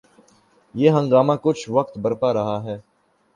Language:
Urdu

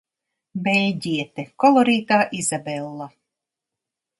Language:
Latvian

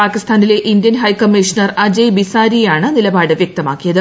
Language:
Malayalam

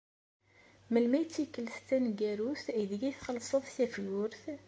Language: Kabyle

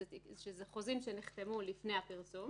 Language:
Hebrew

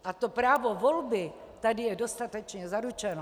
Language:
Czech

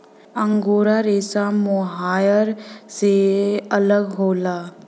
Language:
Bhojpuri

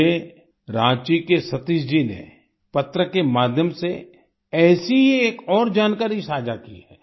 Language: Hindi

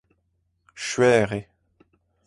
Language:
Breton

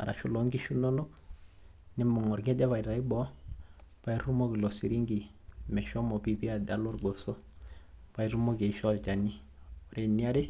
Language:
Masai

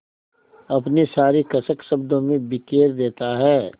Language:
Hindi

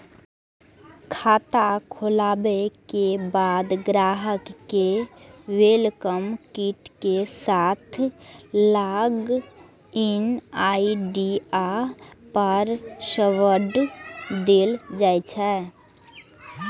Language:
Maithili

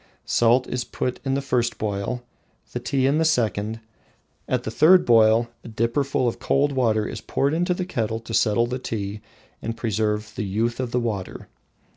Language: English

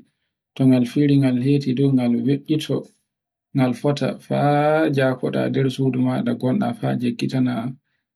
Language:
Borgu Fulfulde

